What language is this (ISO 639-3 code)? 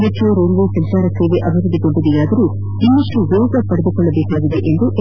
kan